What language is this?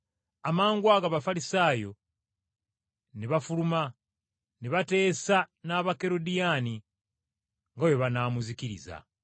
Ganda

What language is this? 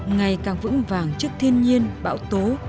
Vietnamese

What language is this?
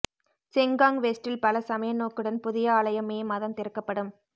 Tamil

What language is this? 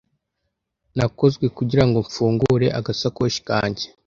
Kinyarwanda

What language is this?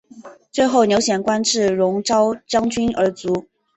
Chinese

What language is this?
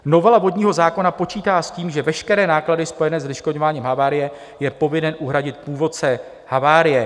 Czech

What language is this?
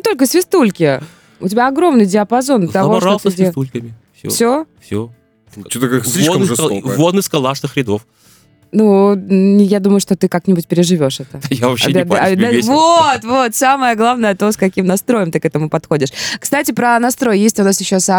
Russian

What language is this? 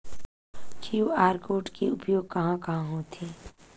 Chhattisgarhi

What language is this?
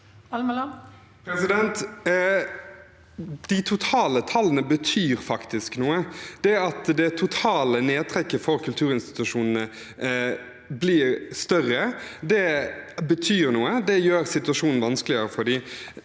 Norwegian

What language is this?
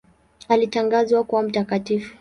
Swahili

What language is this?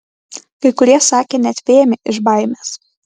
Lithuanian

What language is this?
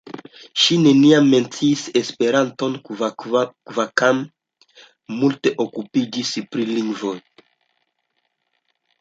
Esperanto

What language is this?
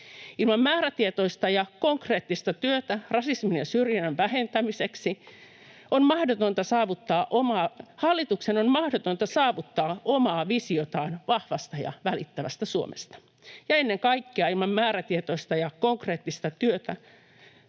Finnish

